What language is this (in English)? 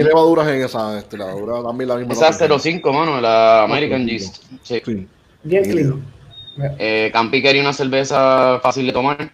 Spanish